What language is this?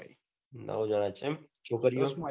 Gujarati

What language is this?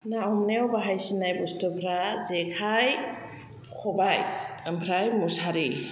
Bodo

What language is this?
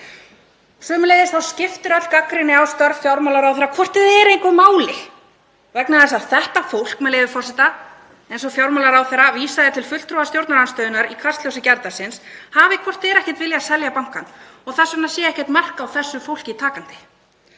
Icelandic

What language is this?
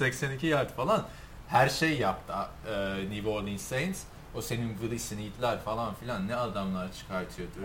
Turkish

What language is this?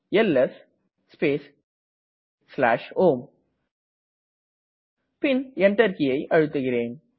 Tamil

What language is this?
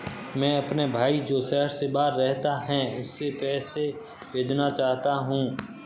Hindi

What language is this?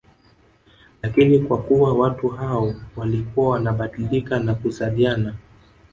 Swahili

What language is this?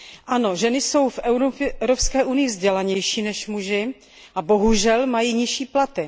Czech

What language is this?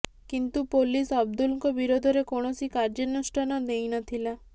Odia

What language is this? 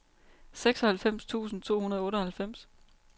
Danish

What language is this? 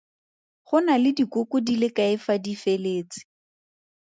Tswana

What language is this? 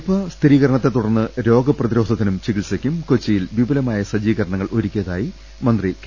Malayalam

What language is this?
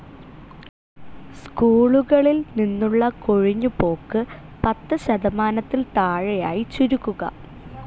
Malayalam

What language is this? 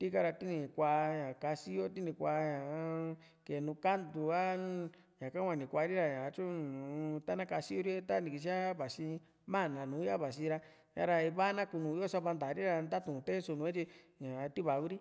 Juxtlahuaca Mixtec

